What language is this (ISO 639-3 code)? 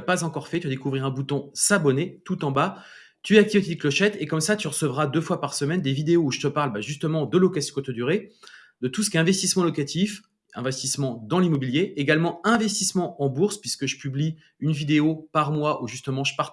fra